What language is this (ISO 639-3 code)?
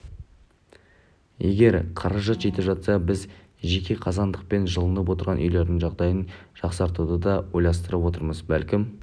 kaz